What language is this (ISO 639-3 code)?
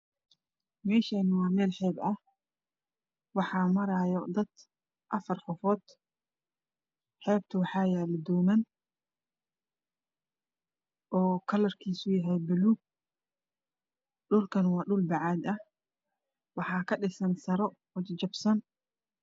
som